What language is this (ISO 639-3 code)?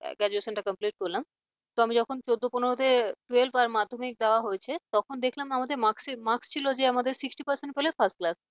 ben